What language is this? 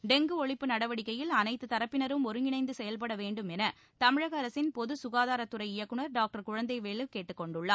Tamil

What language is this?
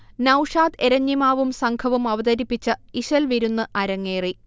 Malayalam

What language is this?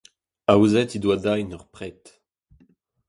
Breton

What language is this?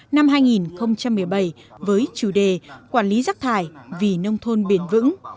Vietnamese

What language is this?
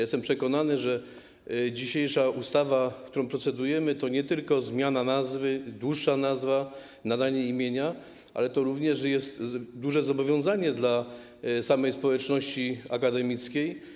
Polish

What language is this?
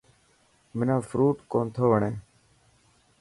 Dhatki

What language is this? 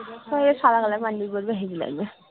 Bangla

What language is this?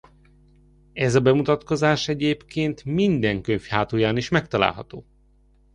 Hungarian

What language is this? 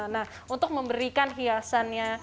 Indonesian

